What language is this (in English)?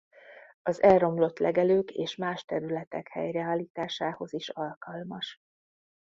Hungarian